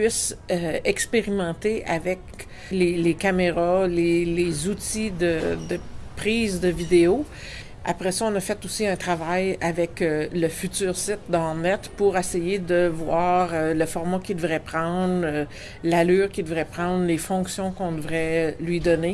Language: French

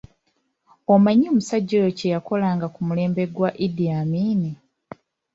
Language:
Ganda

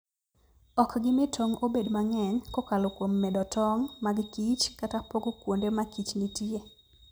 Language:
Luo (Kenya and Tanzania)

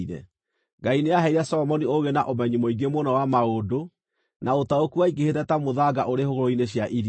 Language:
Kikuyu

